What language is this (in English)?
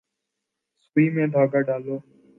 Urdu